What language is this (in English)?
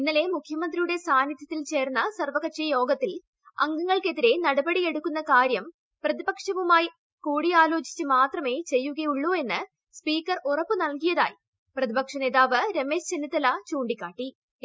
Malayalam